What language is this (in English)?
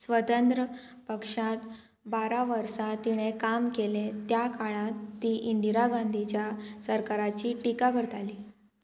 Konkani